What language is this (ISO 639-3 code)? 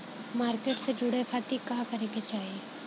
bho